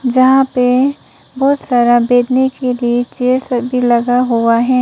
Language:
Hindi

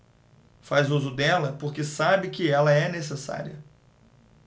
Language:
Portuguese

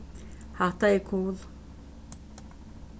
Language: Faroese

